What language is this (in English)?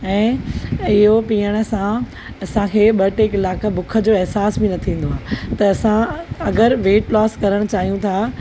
Sindhi